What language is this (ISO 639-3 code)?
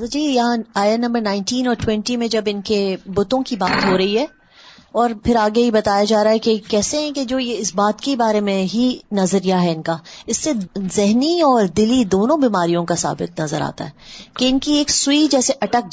urd